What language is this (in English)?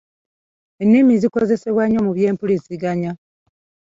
Ganda